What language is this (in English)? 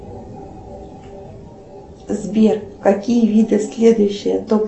Russian